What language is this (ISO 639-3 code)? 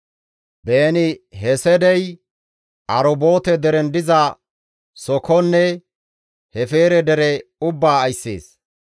gmv